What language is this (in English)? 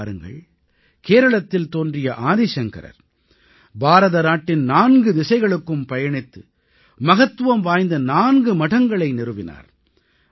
Tamil